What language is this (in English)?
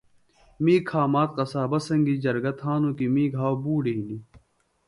Phalura